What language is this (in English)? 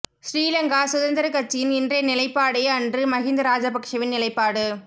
Tamil